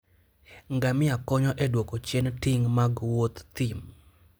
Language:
Luo (Kenya and Tanzania)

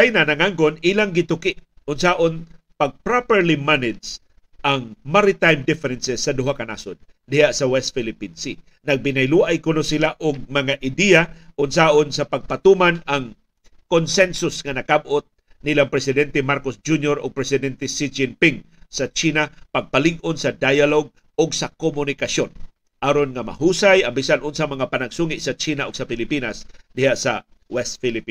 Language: Filipino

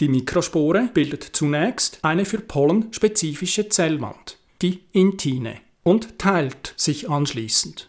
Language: German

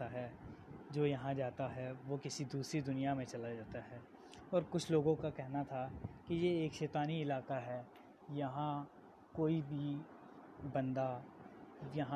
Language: Urdu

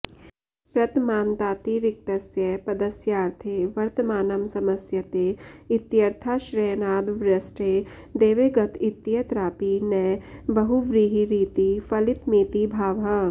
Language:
Sanskrit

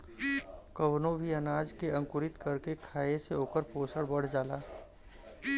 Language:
Bhojpuri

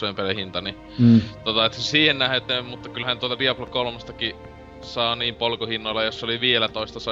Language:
Finnish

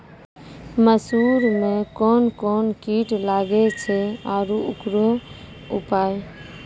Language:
Maithili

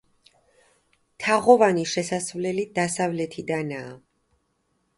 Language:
Georgian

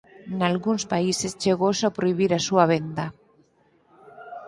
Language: Galician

